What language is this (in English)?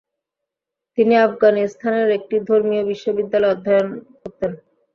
Bangla